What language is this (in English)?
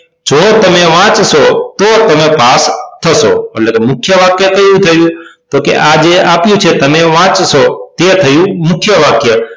Gujarati